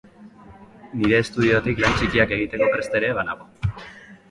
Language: Basque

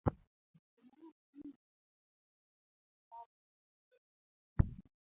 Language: Luo (Kenya and Tanzania)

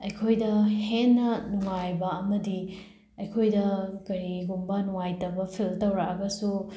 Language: Manipuri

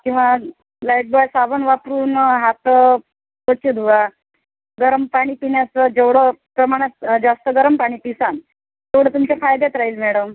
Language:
Marathi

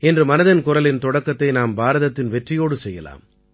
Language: Tamil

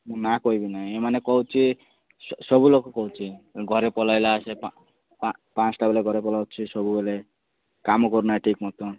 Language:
Odia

